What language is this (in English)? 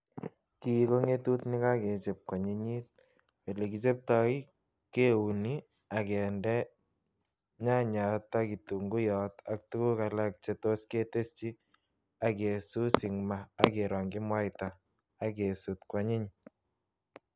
Kalenjin